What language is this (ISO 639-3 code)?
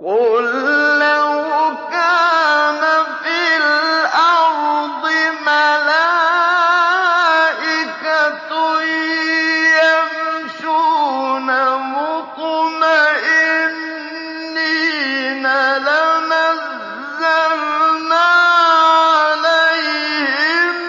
ara